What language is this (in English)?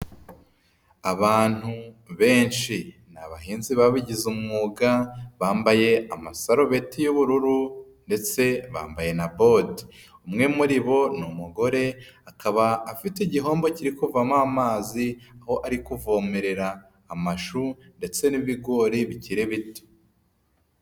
Kinyarwanda